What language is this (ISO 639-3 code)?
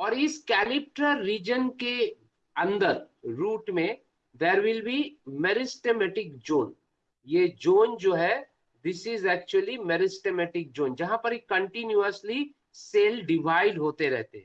hin